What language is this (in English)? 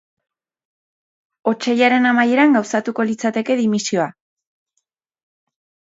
Basque